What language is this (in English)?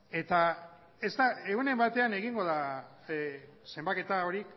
Basque